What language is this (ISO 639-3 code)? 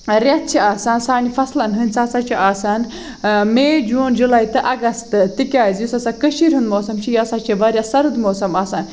kas